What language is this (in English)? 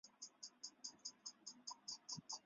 Chinese